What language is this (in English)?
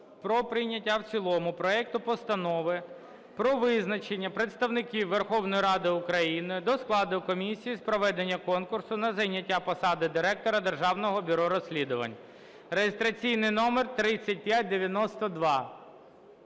Ukrainian